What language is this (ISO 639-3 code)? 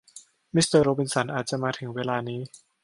tha